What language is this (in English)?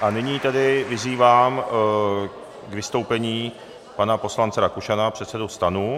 Czech